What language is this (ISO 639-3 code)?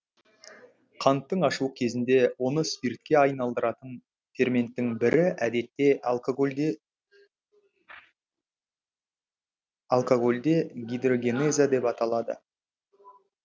kaz